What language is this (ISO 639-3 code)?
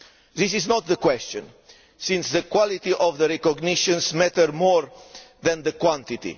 eng